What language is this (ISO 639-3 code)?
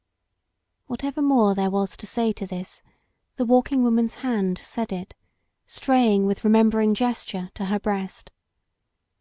eng